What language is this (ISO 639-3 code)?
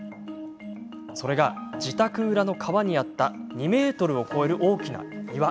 jpn